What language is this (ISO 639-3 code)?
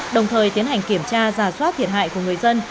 vie